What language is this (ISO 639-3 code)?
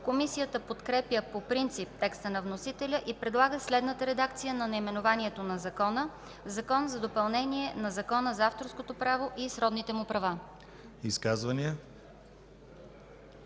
bul